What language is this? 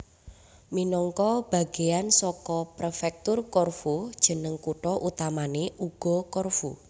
Javanese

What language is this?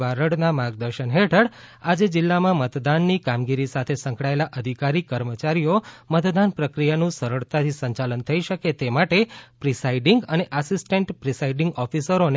Gujarati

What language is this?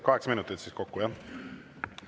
Estonian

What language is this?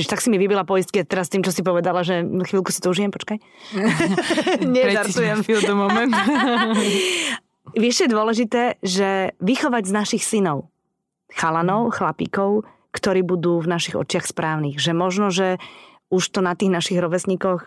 Slovak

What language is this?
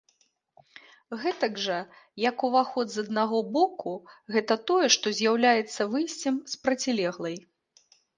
Belarusian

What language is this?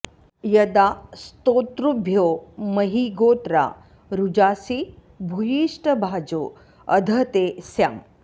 Sanskrit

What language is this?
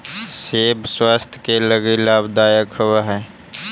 Magahi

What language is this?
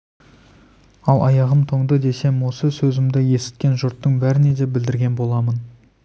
Kazakh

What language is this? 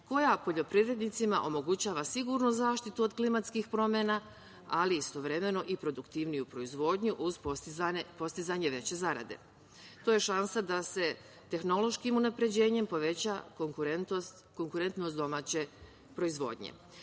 Serbian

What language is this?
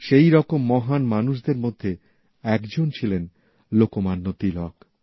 Bangla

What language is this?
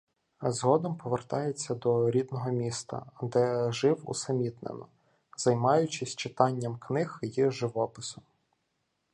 Ukrainian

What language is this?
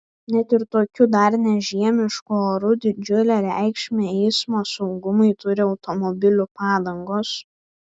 Lithuanian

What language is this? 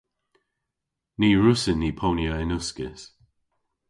Cornish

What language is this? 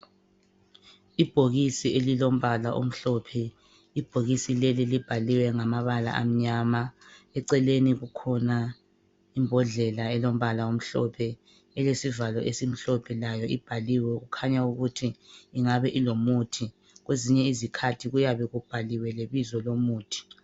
North Ndebele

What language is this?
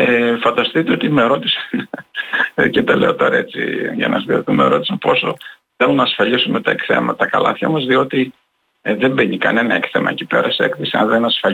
Greek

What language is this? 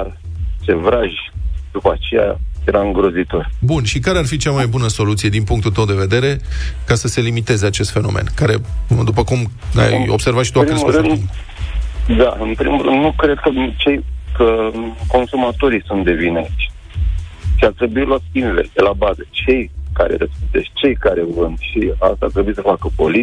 Romanian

